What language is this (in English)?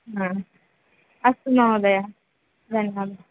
Sanskrit